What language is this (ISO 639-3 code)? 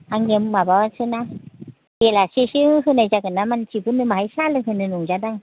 brx